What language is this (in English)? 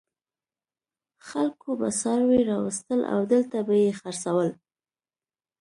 Pashto